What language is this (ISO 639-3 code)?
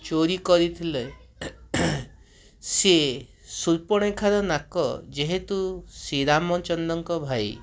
ori